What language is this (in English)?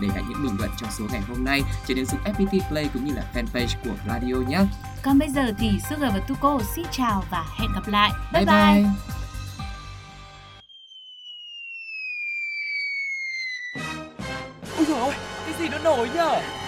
Vietnamese